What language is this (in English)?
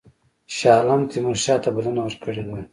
Pashto